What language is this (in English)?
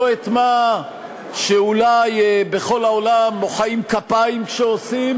Hebrew